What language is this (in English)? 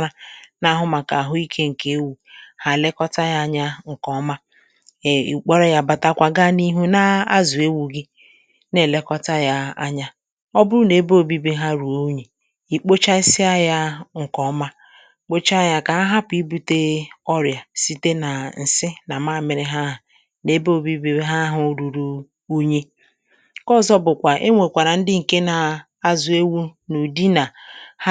Igbo